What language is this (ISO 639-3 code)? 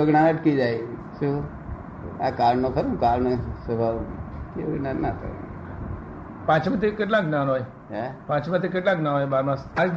guj